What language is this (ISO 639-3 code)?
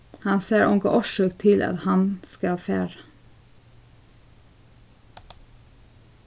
fao